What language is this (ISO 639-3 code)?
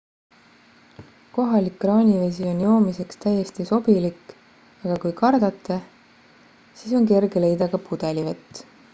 est